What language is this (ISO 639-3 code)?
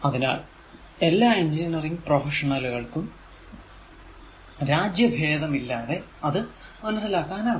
mal